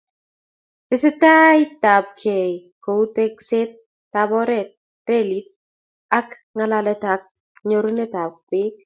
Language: Kalenjin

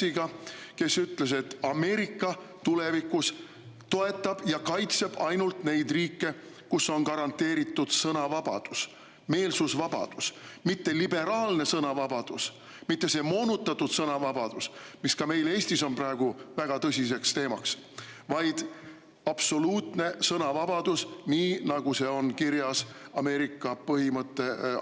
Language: Estonian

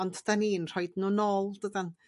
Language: Welsh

